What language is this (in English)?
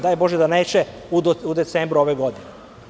Serbian